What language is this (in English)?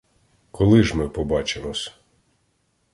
Ukrainian